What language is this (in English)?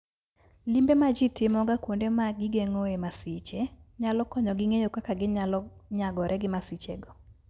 Luo (Kenya and Tanzania)